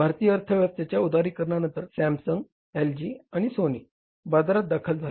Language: Marathi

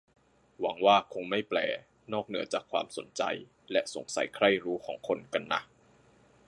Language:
Thai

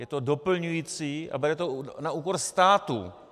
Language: Czech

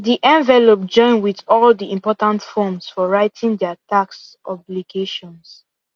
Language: Nigerian Pidgin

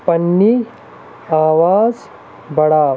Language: Kashmiri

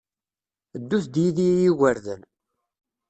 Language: Kabyle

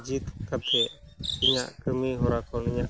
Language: Santali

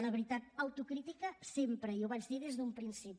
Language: Catalan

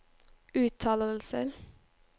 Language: Norwegian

